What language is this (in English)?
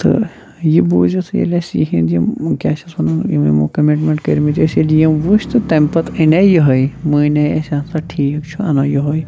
Kashmiri